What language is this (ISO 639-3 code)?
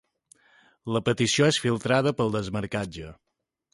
cat